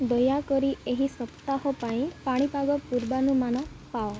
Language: Odia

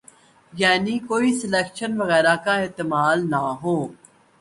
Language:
Urdu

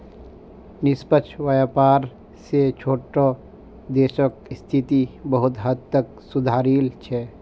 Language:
Magahi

